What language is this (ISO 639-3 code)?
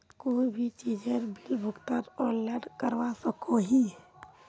mag